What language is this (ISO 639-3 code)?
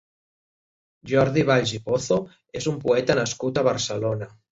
cat